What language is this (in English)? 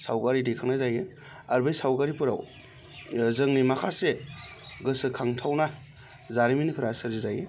Bodo